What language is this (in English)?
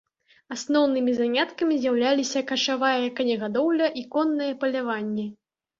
Belarusian